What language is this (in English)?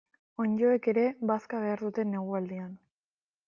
Basque